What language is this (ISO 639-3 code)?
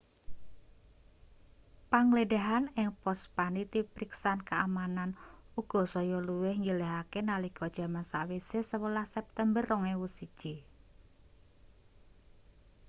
jav